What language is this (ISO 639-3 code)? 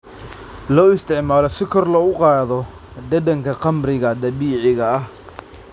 som